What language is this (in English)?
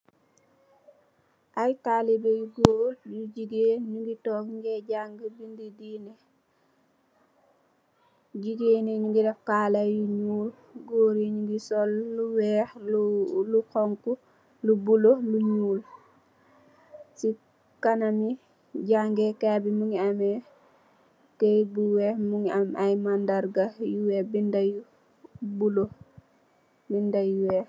Wolof